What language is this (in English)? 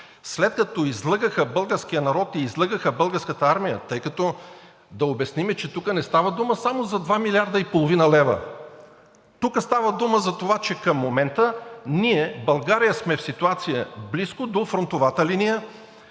Bulgarian